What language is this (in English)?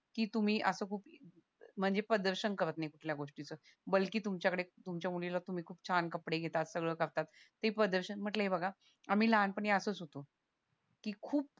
Marathi